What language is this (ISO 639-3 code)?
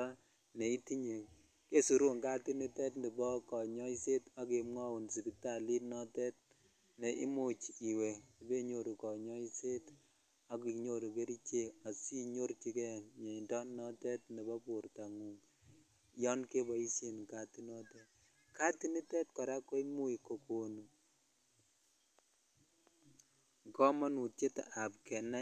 kln